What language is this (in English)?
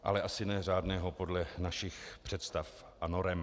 Czech